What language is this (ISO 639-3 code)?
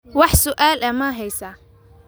som